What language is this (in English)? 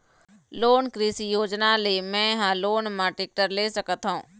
Chhattisgarhi